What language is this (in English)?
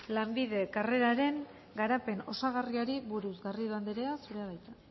Basque